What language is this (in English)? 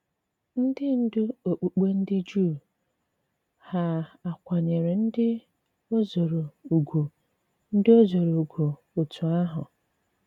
Igbo